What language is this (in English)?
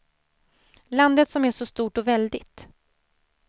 Swedish